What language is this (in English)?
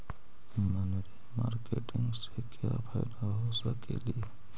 Magahi